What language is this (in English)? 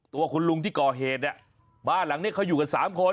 Thai